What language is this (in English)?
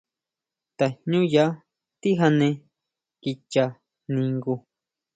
Huautla Mazatec